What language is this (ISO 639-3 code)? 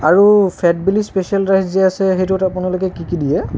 asm